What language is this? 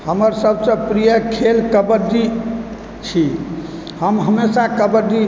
Maithili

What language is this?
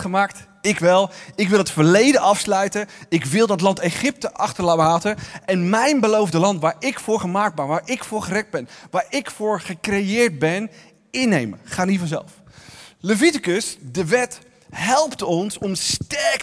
Dutch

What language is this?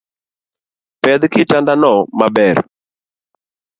Luo (Kenya and Tanzania)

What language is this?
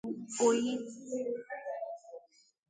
Igbo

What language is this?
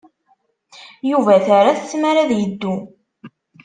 Kabyle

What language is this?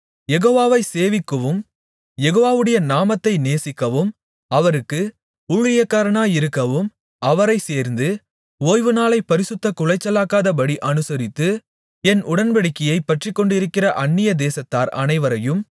Tamil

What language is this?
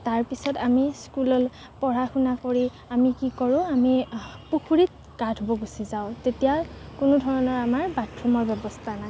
Assamese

